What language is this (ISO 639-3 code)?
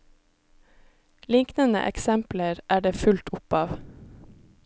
nor